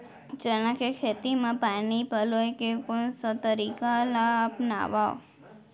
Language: Chhattisgarhi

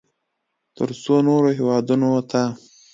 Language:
Pashto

